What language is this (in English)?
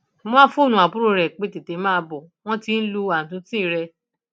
Yoruba